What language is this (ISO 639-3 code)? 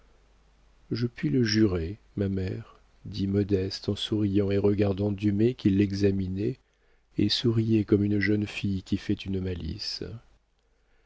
fra